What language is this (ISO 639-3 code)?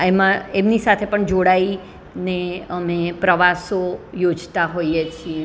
guj